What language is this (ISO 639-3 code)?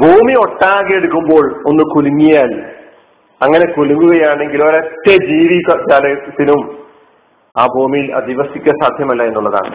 mal